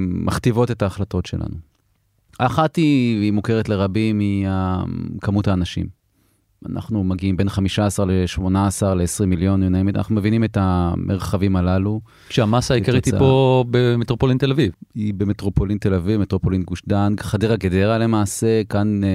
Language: Hebrew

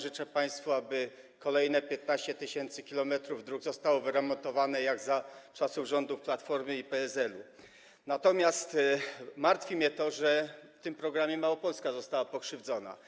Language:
Polish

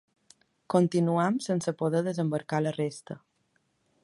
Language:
Catalan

